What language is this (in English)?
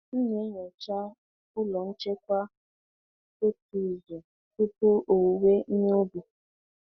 Igbo